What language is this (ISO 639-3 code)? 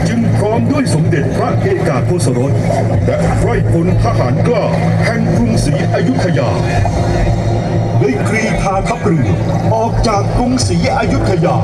tha